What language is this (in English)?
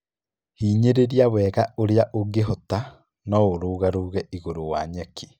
Kikuyu